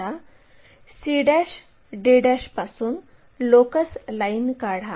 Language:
Marathi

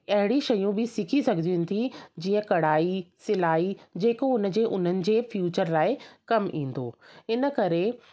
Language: Sindhi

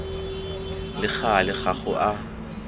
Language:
Tswana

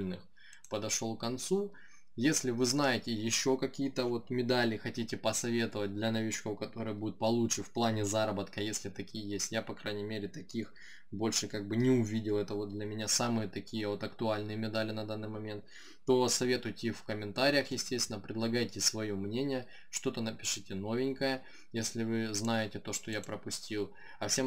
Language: Russian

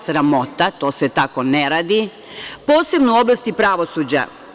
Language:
Serbian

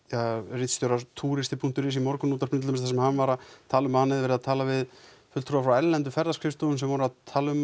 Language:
Icelandic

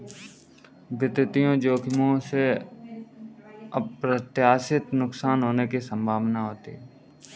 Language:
Hindi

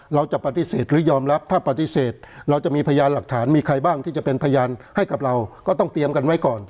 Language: Thai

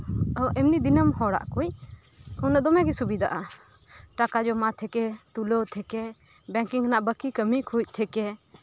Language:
Santali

